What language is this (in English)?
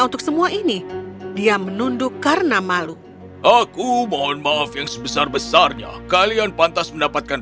Indonesian